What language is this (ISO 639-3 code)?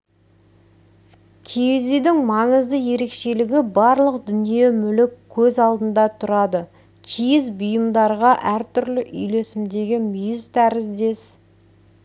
kaz